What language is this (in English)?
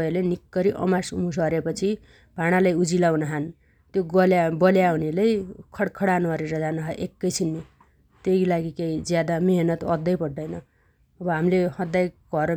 Dotyali